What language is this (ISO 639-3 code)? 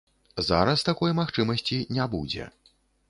bel